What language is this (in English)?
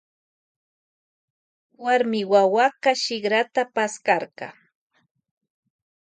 Loja Highland Quichua